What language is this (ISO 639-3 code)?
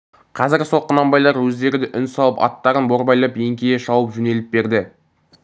kaz